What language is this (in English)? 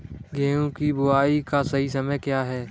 Hindi